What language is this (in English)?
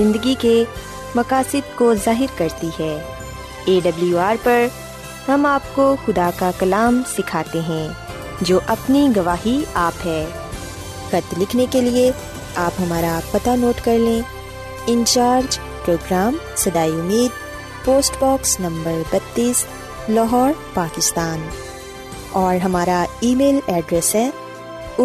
Urdu